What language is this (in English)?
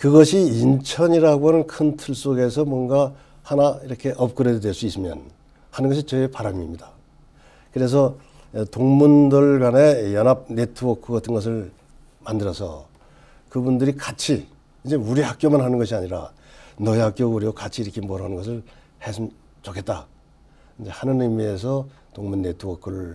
Korean